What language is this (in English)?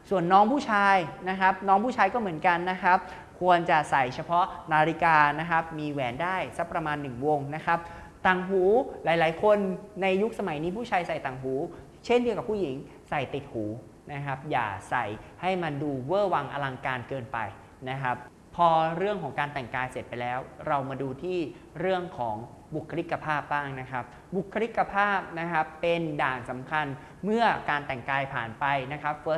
Thai